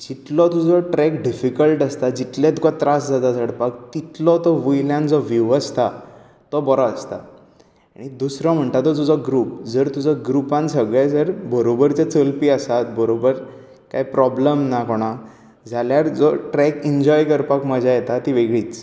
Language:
Konkani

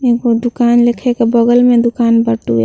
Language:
Bhojpuri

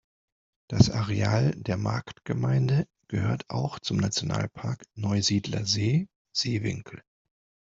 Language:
German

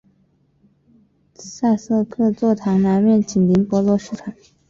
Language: Chinese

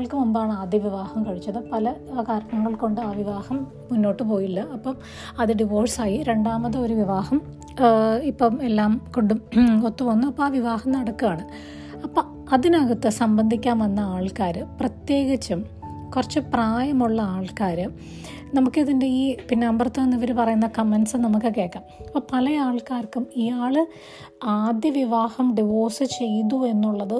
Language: Malayalam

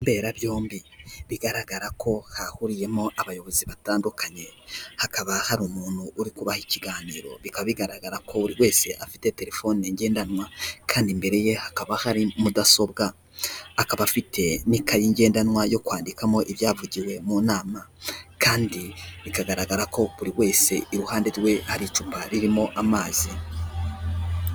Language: Kinyarwanda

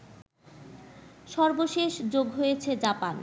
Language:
Bangla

